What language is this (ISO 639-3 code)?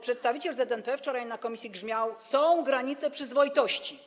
pol